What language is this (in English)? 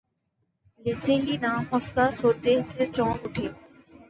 Urdu